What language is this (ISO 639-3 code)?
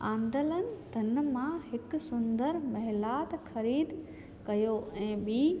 snd